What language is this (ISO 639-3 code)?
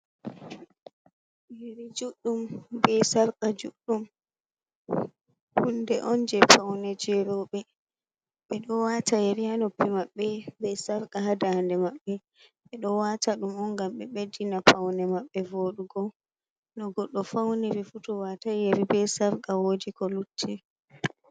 ful